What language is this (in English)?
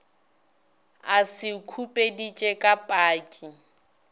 Northern Sotho